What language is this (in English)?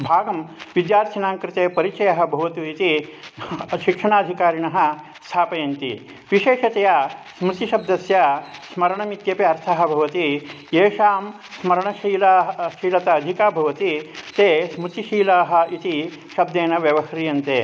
Sanskrit